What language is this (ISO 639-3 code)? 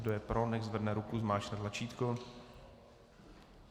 ces